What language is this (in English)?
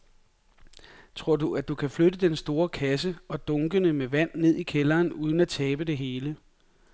Danish